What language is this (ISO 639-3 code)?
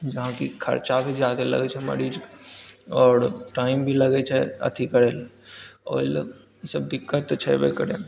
mai